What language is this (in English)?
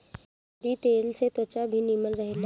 Bhojpuri